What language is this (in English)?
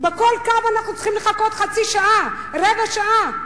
Hebrew